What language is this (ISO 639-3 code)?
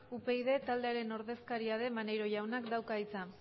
eus